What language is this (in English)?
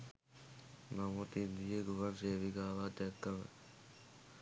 Sinhala